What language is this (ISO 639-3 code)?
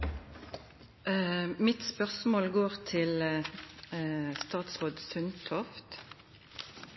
nno